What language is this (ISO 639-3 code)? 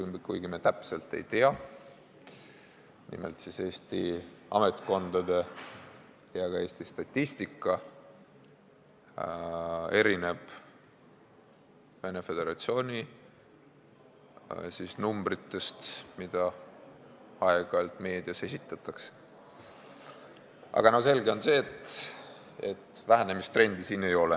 est